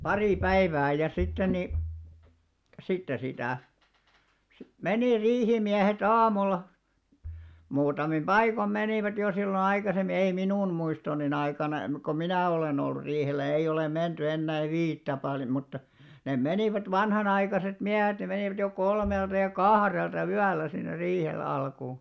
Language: Finnish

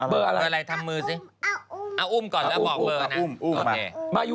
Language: Thai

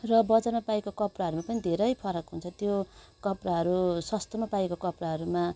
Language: Nepali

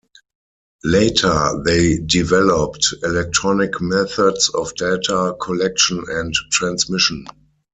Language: English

